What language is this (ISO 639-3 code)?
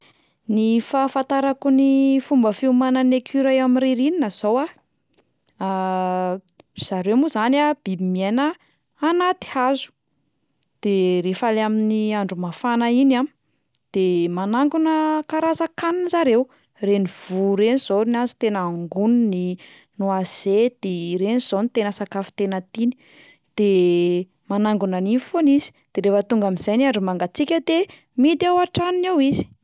mlg